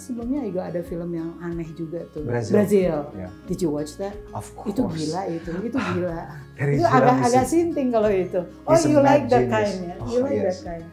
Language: Indonesian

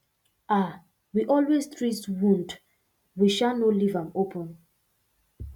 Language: Nigerian Pidgin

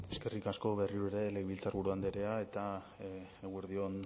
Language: Basque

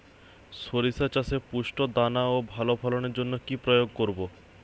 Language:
Bangla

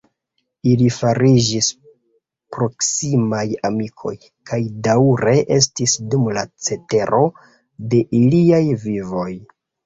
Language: Esperanto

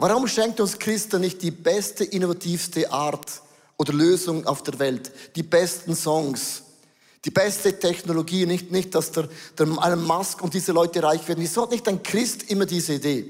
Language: German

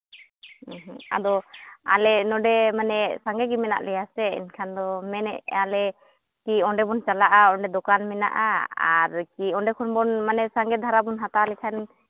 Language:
Santali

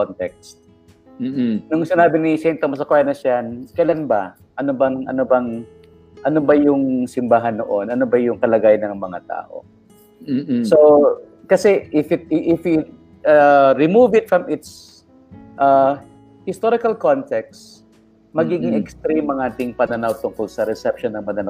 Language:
Filipino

